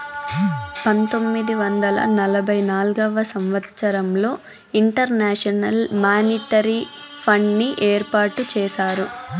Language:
Telugu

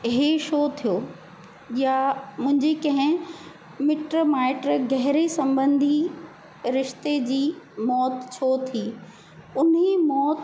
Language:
Sindhi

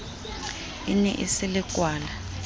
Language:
Southern Sotho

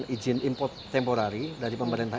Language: Indonesian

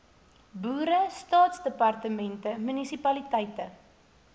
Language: Afrikaans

